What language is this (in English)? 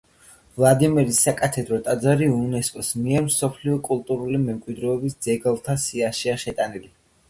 Georgian